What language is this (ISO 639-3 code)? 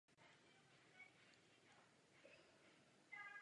ces